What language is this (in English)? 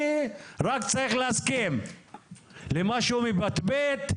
Hebrew